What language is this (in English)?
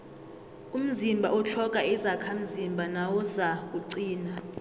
South Ndebele